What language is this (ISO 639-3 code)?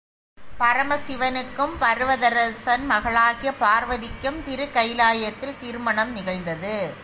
tam